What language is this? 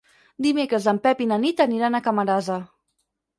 Catalan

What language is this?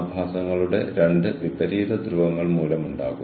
Malayalam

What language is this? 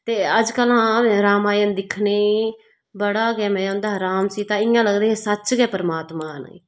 Dogri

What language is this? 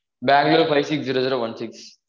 Tamil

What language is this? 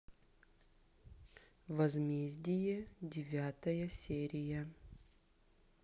Russian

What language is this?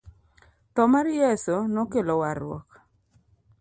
Luo (Kenya and Tanzania)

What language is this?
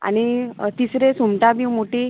Konkani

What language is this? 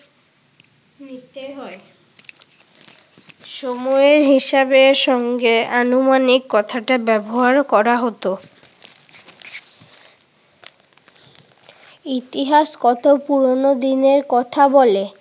Bangla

